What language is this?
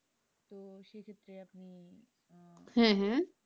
Bangla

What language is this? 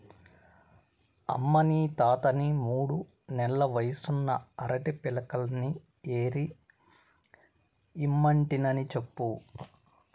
Telugu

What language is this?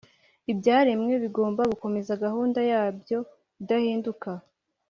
Kinyarwanda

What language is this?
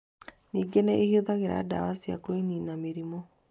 Kikuyu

